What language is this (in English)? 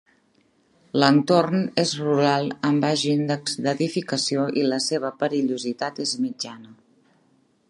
Catalan